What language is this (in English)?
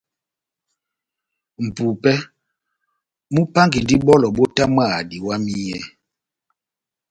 Batanga